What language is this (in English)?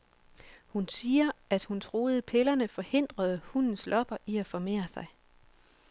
Danish